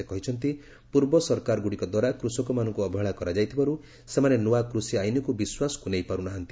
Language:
Odia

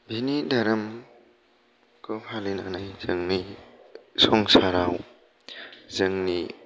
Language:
Bodo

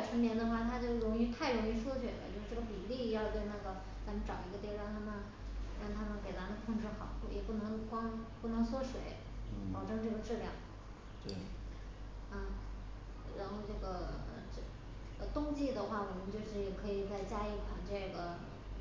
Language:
Chinese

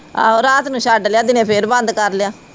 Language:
Punjabi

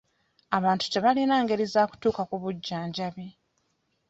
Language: Ganda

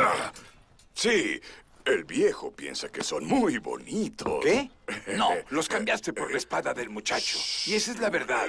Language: Spanish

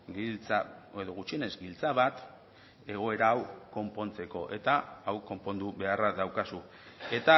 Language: Basque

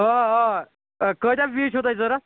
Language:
Kashmiri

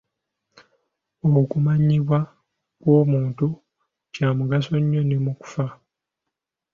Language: Ganda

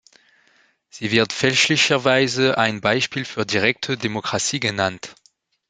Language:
German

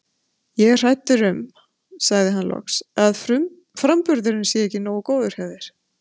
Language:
Icelandic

